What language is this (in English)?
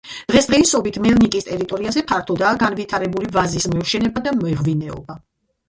Georgian